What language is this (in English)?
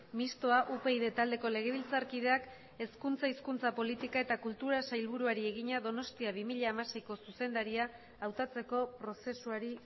Basque